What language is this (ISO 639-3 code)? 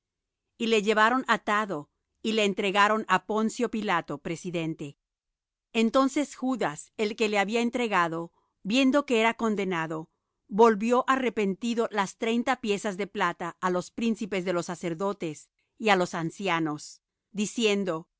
spa